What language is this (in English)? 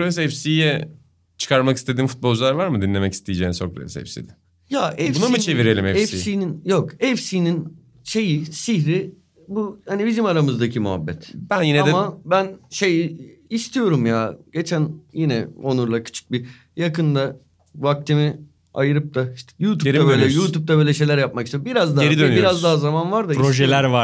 Turkish